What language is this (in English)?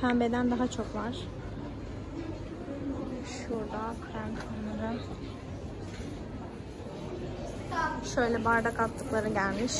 Turkish